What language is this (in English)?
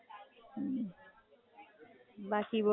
Gujarati